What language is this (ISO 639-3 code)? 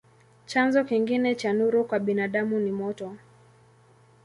swa